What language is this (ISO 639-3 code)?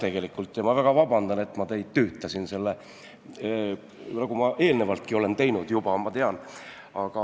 est